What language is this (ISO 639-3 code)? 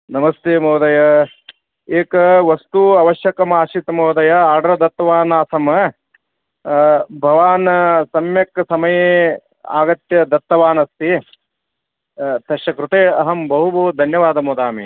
san